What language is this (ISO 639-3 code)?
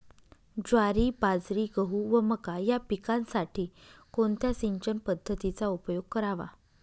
mar